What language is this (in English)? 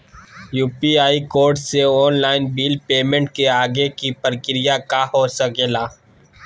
Magahi